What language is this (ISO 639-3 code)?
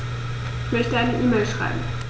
deu